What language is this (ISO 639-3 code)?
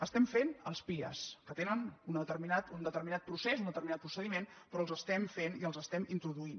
cat